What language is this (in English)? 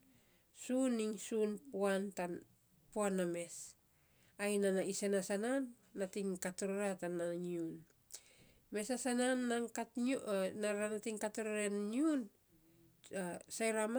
Saposa